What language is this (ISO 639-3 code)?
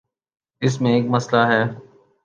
urd